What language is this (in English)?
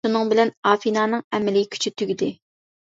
Uyghur